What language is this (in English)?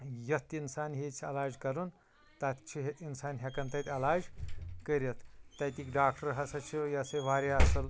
Kashmiri